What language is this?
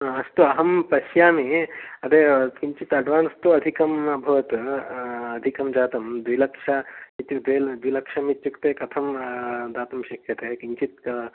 Sanskrit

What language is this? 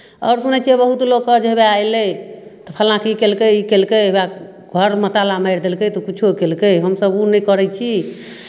Maithili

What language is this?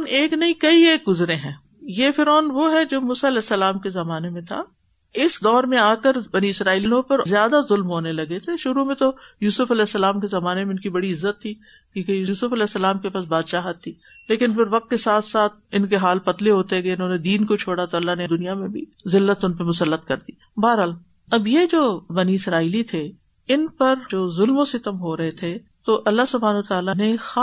Urdu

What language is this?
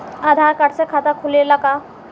Bhojpuri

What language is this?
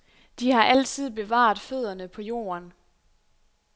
Danish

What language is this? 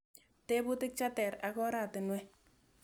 Kalenjin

